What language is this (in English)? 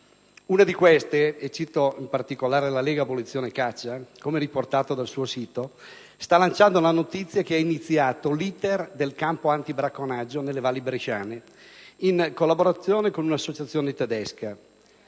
Italian